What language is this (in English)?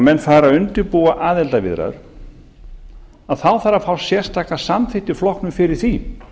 Icelandic